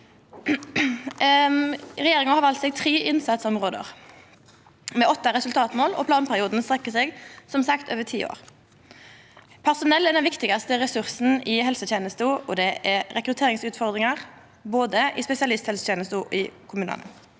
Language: Norwegian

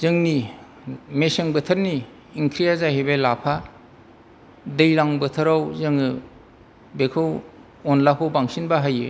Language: Bodo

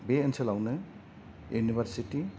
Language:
Bodo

